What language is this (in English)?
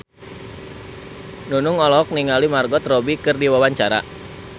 Sundanese